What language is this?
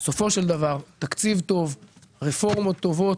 Hebrew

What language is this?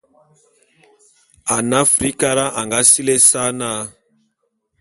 Bulu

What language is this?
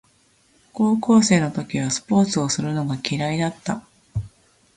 Japanese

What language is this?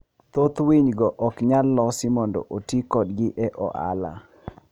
Luo (Kenya and Tanzania)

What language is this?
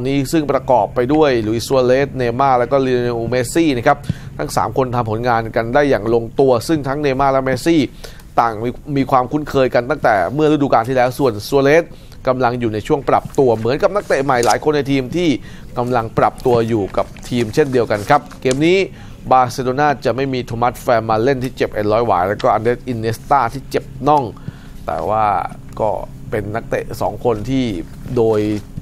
Thai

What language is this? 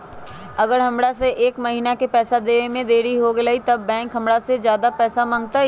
Magahi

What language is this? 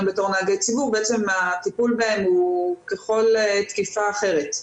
Hebrew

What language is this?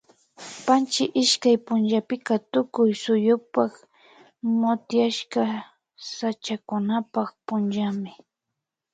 Imbabura Highland Quichua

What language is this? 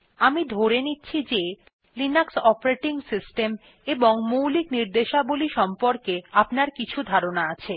Bangla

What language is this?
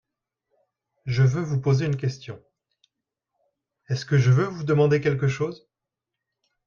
French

